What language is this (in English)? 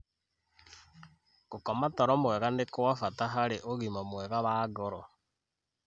Kikuyu